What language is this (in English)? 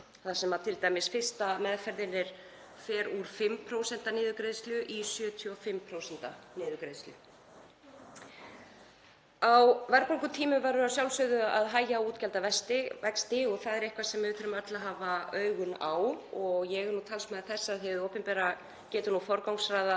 Icelandic